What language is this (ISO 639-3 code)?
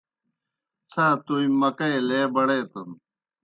plk